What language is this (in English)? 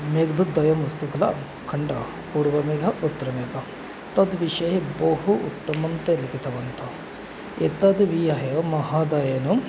Sanskrit